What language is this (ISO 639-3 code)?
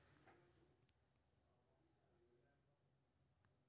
mai